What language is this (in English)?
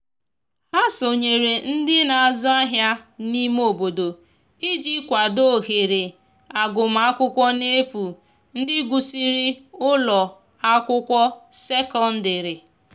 Igbo